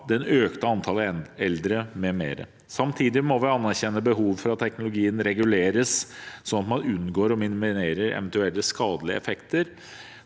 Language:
Norwegian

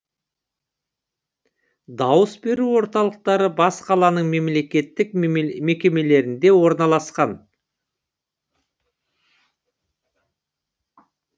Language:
Kazakh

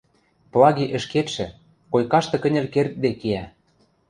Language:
Western Mari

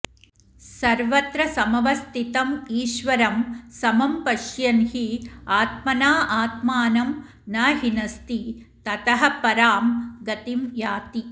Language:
Sanskrit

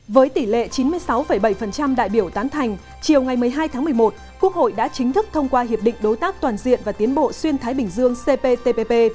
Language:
Vietnamese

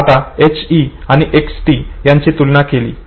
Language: Marathi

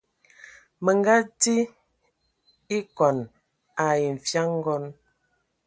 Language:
Ewondo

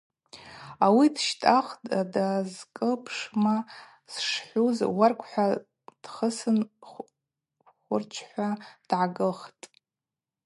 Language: Abaza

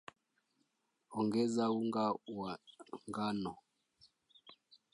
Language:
Swahili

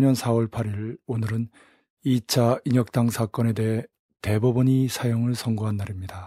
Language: Korean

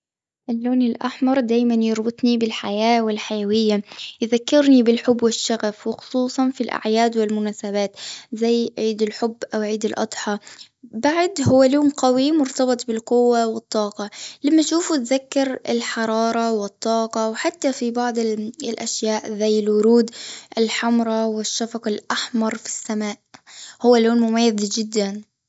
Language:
Gulf Arabic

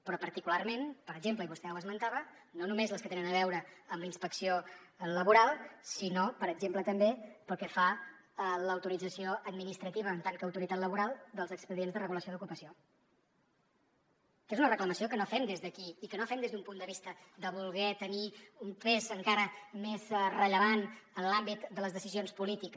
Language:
Catalan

